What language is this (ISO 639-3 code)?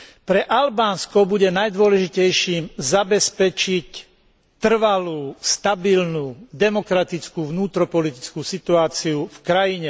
slk